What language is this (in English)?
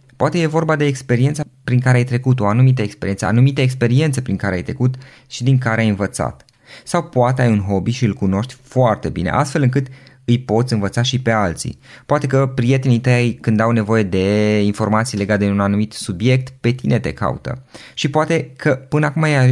Romanian